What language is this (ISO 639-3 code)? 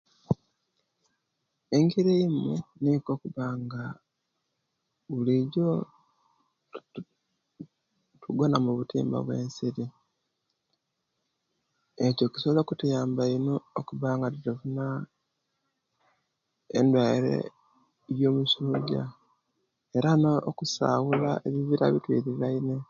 lke